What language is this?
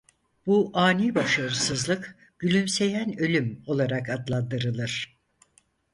Turkish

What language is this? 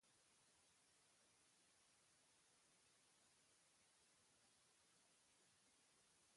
Basque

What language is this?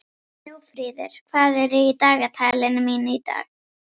Icelandic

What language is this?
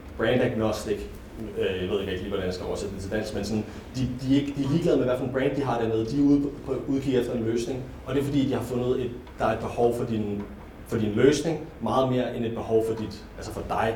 Danish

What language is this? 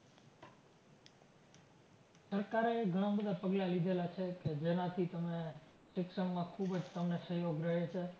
Gujarati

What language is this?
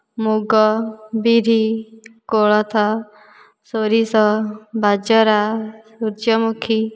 Odia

